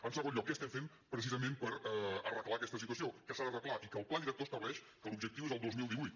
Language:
Catalan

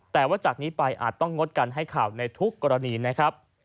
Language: Thai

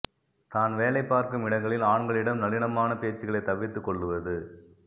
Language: Tamil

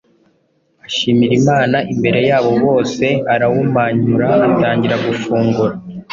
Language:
Kinyarwanda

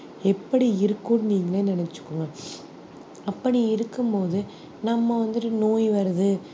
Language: Tamil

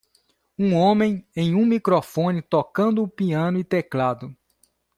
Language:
Portuguese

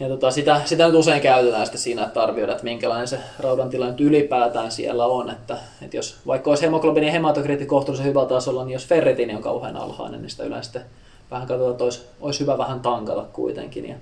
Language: Finnish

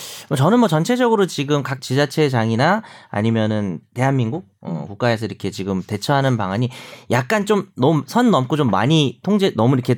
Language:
Korean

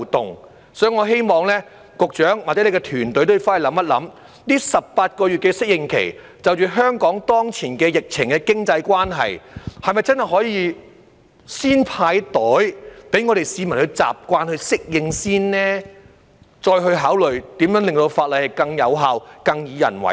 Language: Cantonese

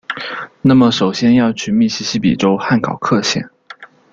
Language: Chinese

